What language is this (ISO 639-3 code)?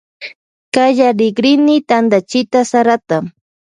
qvj